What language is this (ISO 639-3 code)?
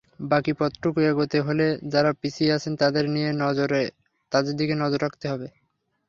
ben